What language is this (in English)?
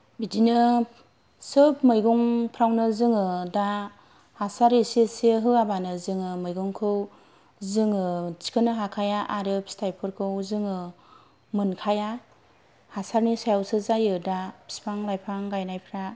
Bodo